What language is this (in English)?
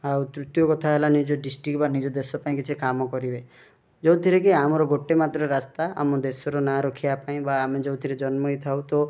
Odia